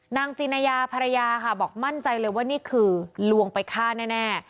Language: Thai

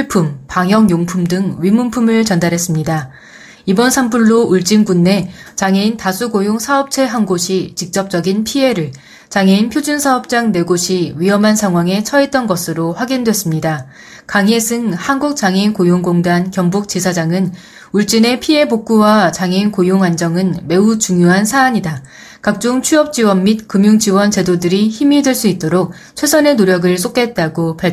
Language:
Korean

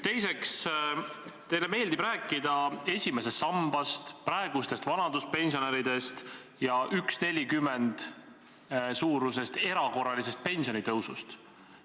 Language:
Estonian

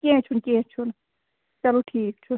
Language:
Kashmiri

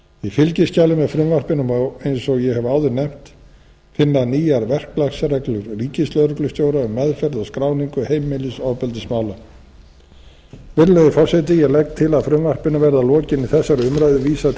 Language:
Icelandic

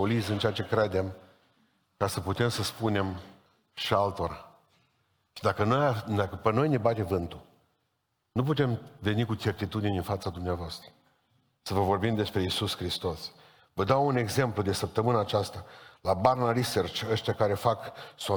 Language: Romanian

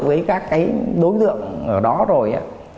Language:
Vietnamese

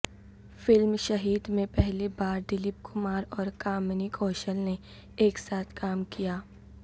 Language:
Urdu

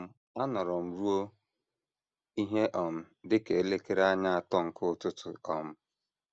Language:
Igbo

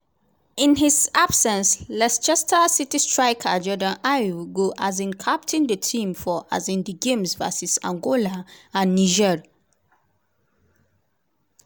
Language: Nigerian Pidgin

